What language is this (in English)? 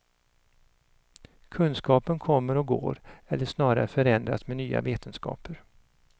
Swedish